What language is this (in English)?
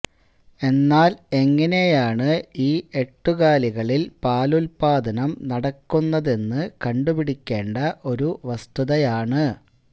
Malayalam